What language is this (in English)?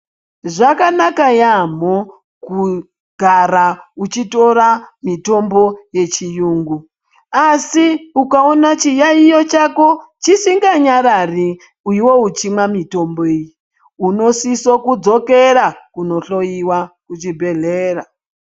Ndau